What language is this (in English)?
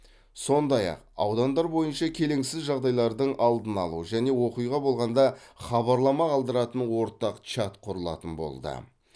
Kazakh